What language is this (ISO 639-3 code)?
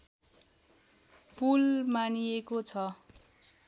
nep